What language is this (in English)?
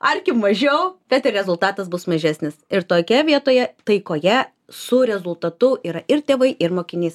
Lithuanian